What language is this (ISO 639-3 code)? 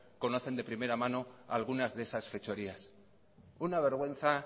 spa